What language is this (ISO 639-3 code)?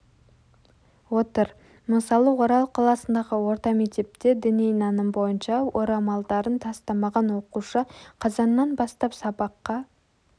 kaz